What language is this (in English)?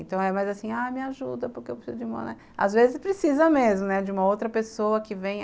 Portuguese